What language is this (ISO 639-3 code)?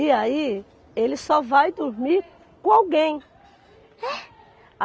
por